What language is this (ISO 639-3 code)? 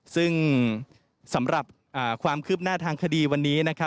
tha